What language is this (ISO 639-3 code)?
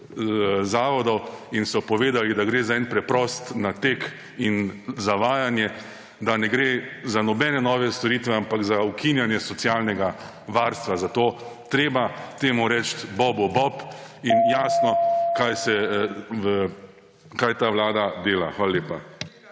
slv